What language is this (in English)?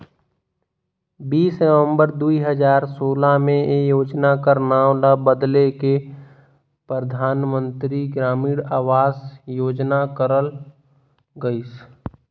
Chhattisgarhi